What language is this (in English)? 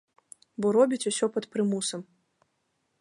Belarusian